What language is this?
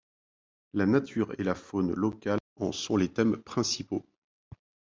French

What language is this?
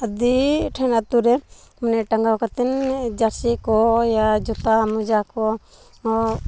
Santali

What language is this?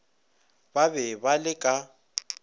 Northern Sotho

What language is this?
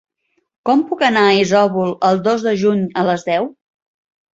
Catalan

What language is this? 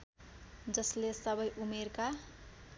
Nepali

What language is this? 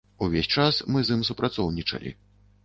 Belarusian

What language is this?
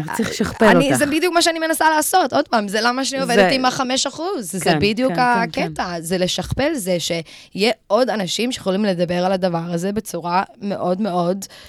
Hebrew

